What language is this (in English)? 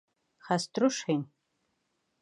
Bashkir